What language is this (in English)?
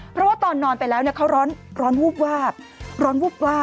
Thai